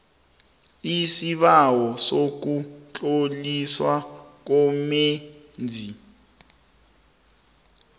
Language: South Ndebele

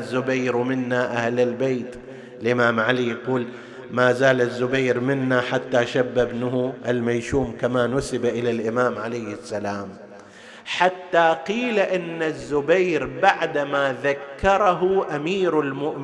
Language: Arabic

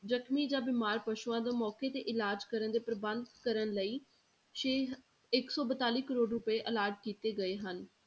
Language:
Punjabi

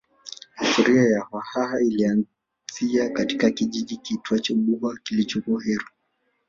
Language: Swahili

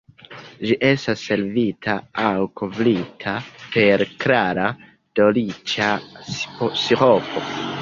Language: Esperanto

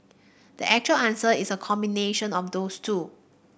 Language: English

